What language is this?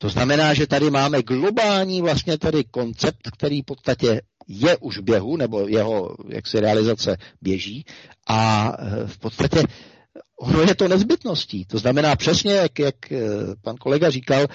Czech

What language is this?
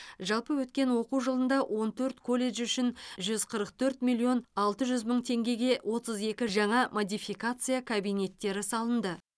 Kazakh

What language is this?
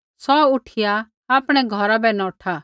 Kullu Pahari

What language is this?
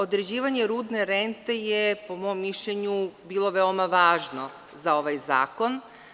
Serbian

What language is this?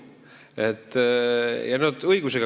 Estonian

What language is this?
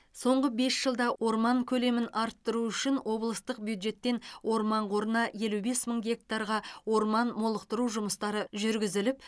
Kazakh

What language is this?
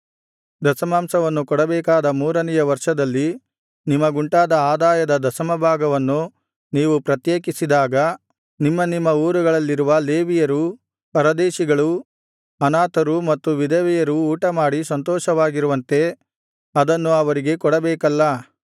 Kannada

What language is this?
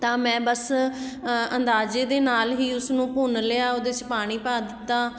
Punjabi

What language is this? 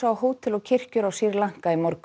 Icelandic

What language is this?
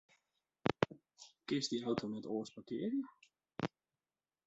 Western Frisian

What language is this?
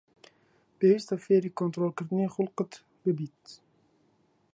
Central Kurdish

